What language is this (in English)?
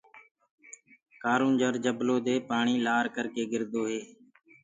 Gurgula